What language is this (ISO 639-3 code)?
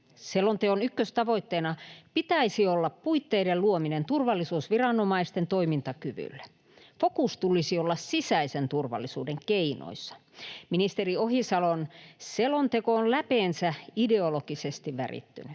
fin